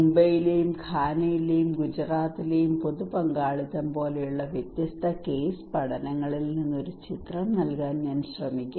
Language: Malayalam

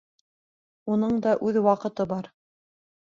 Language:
Bashkir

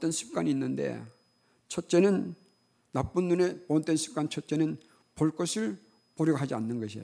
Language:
Korean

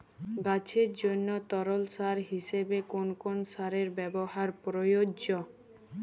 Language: Bangla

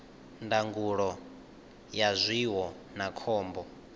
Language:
Venda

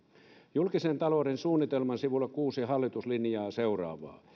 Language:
Finnish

